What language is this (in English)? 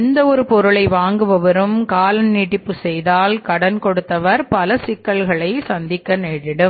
Tamil